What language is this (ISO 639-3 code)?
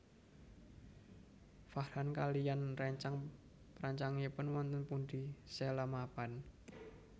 jav